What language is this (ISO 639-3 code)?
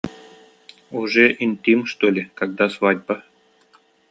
sah